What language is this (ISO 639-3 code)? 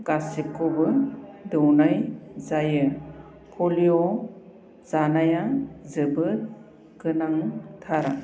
brx